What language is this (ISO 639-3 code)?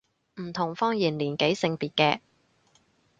yue